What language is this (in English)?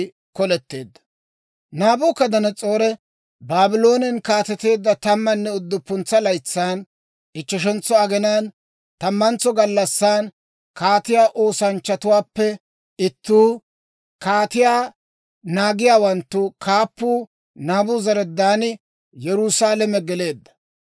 Dawro